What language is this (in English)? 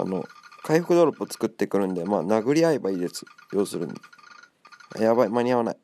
Japanese